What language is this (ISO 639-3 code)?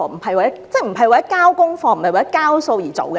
yue